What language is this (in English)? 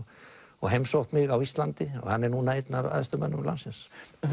Icelandic